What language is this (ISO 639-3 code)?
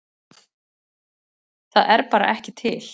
isl